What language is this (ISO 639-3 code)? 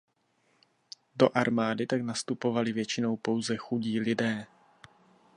ces